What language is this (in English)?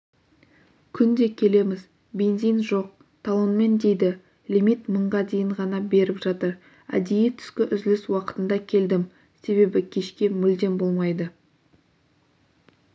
Kazakh